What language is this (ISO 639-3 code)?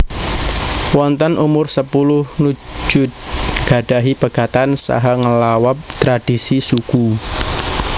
jav